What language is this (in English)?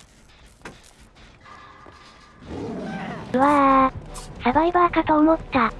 Japanese